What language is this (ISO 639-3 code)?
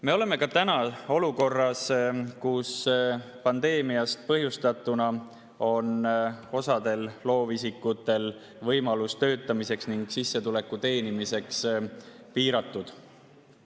est